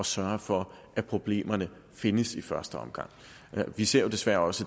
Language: Danish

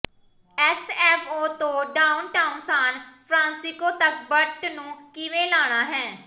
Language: Punjabi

